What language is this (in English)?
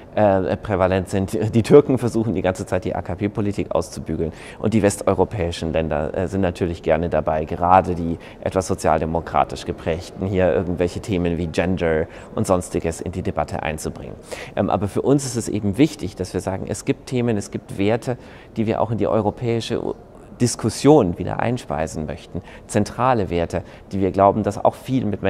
German